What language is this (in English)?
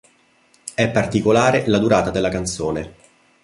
Italian